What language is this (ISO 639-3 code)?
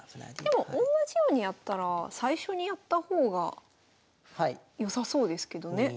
jpn